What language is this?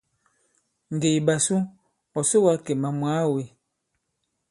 Bankon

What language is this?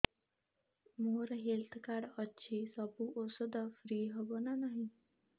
Odia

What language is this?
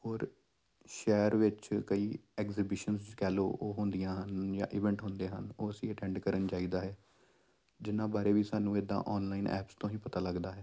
Punjabi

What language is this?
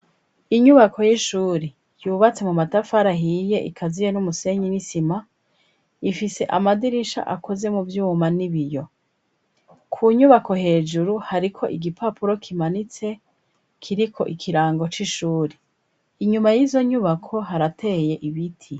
Rundi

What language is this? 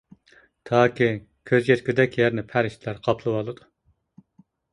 Uyghur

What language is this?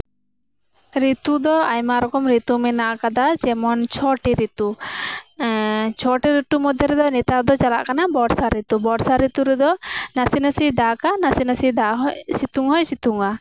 Santali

